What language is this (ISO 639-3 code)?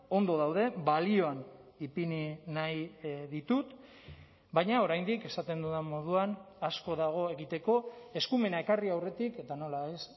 eus